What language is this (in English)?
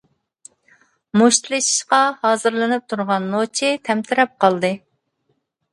Uyghur